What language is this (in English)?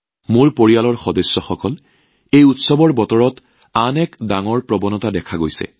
Assamese